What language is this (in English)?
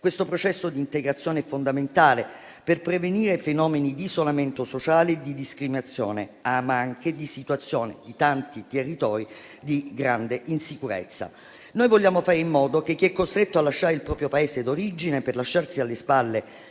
Italian